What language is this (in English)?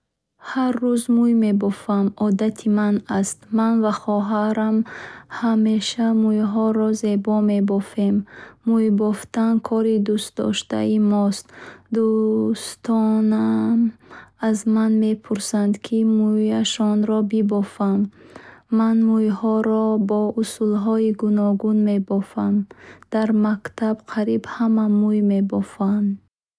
Bukharic